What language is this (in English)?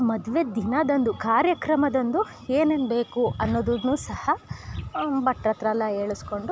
Kannada